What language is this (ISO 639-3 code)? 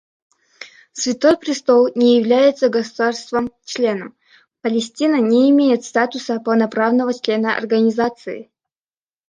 rus